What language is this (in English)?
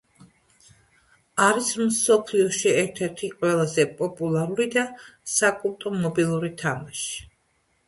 Georgian